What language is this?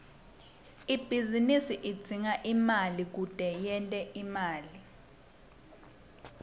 Swati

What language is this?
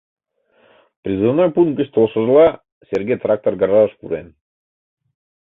Mari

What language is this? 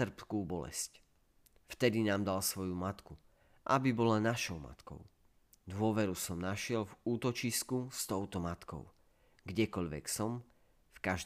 Slovak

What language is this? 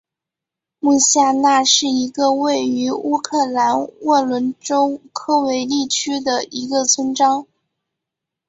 Chinese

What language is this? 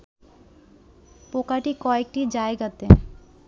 Bangla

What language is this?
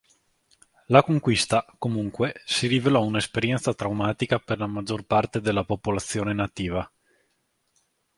Italian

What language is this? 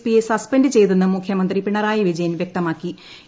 Malayalam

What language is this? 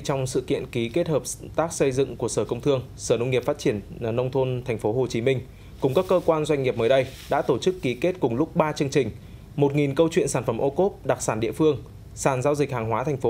Vietnamese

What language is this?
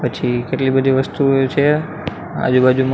Gujarati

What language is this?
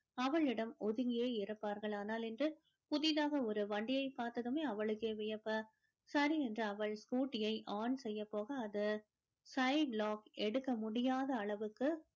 Tamil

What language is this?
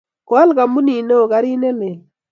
Kalenjin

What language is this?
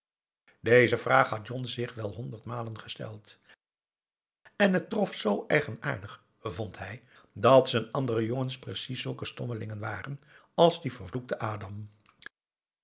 Dutch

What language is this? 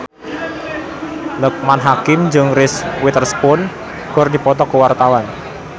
Sundanese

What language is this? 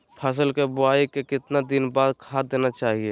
Magahi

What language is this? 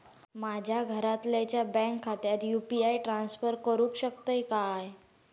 Marathi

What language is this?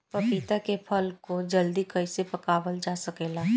Bhojpuri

